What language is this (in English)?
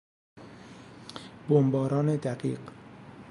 Persian